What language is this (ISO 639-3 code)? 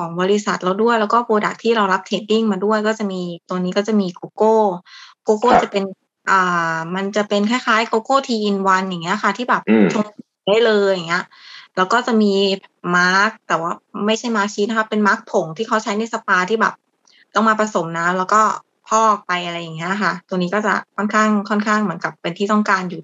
tha